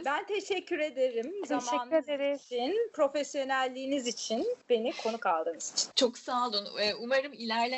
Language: Turkish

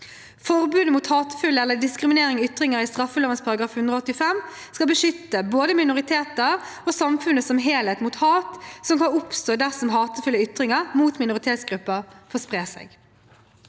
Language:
Norwegian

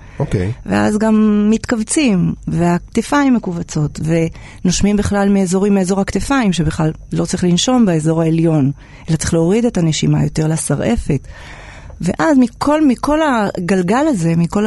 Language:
Hebrew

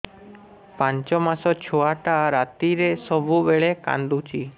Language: Odia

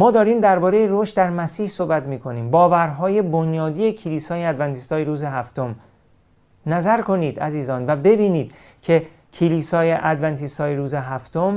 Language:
Persian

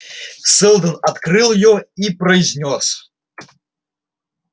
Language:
Russian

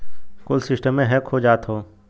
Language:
Bhojpuri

